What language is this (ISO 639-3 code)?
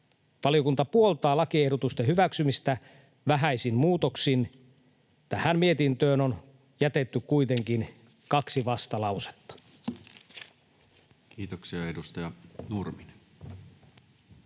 fin